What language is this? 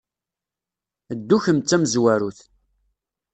Kabyle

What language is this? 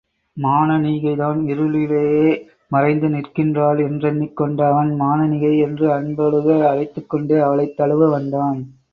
Tamil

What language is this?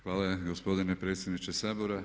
Croatian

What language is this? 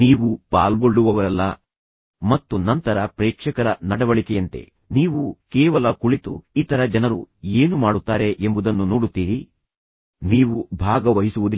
Kannada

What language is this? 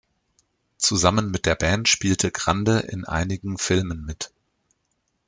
German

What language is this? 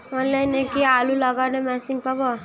Bangla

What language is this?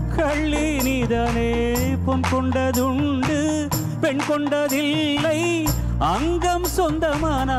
Thai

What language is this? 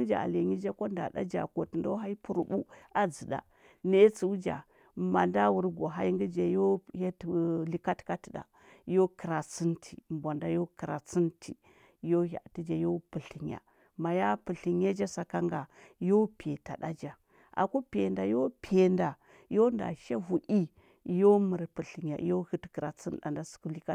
Huba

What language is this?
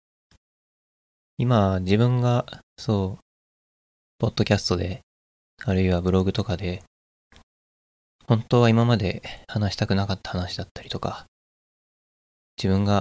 Japanese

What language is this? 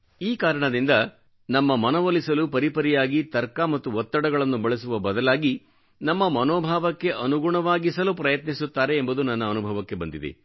Kannada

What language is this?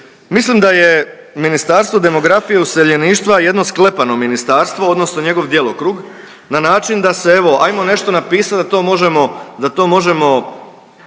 Croatian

